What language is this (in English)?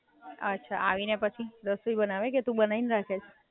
Gujarati